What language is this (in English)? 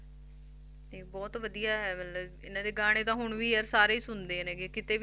Punjabi